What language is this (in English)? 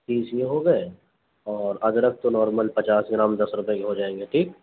Urdu